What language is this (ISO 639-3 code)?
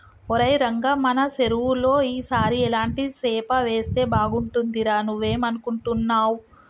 tel